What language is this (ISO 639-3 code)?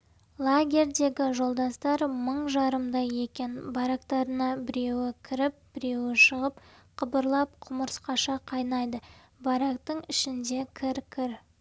kaz